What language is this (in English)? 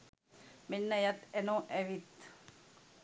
Sinhala